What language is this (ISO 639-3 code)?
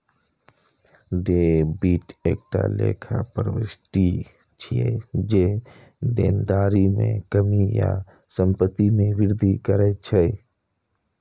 mai